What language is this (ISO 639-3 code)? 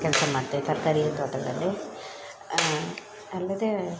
kan